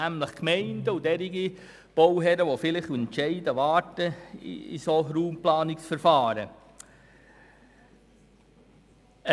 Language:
Swiss German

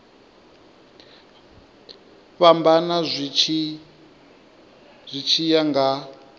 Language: Venda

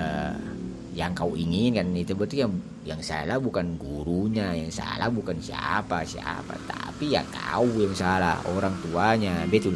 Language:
Malay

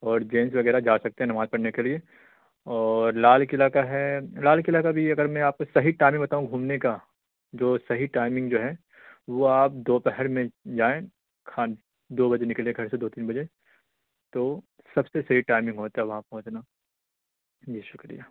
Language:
Urdu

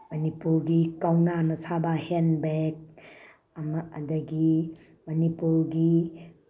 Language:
Manipuri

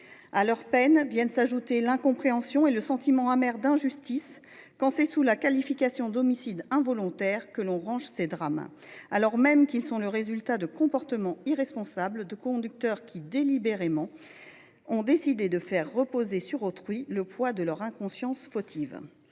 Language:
French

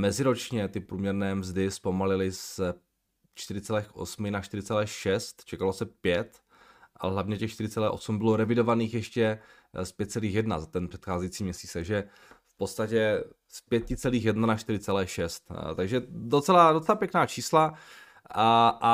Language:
Czech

